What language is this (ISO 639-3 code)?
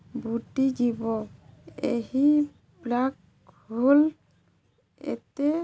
ori